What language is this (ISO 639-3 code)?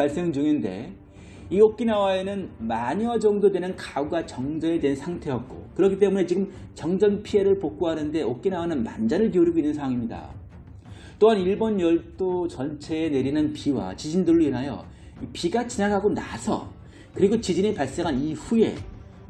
kor